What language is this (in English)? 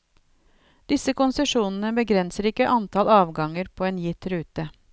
Norwegian